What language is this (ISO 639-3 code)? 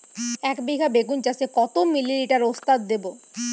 ben